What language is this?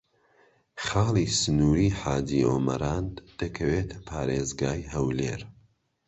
Central Kurdish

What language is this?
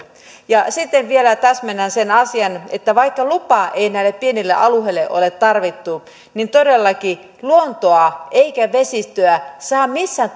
Finnish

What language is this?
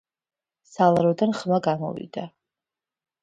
Georgian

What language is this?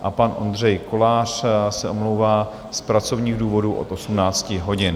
Czech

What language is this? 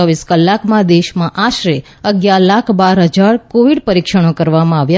Gujarati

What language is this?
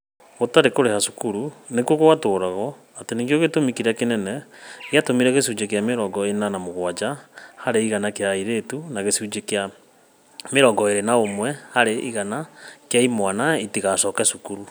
Kikuyu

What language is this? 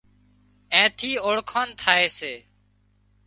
Wadiyara Koli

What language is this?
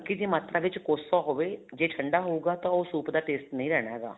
Punjabi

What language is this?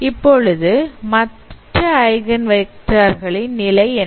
Tamil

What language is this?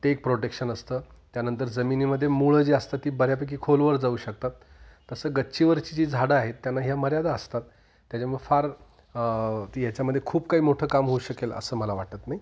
Marathi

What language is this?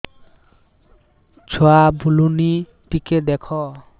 Odia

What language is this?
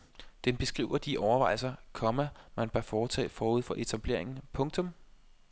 Danish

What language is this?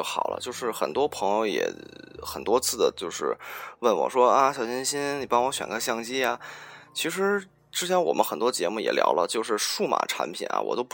Chinese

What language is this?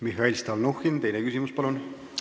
Estonian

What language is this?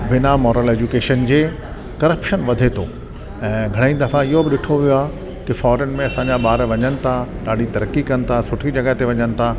Sindhi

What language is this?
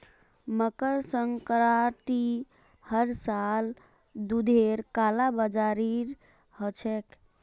Magahi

